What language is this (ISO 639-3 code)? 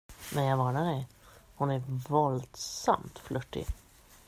swe